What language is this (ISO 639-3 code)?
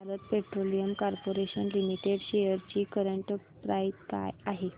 mar